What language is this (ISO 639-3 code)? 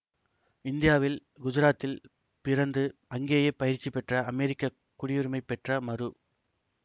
tam